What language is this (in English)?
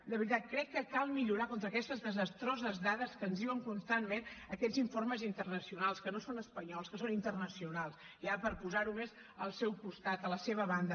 Catalan